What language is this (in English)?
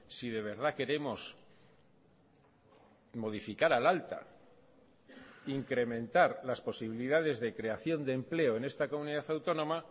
Spanish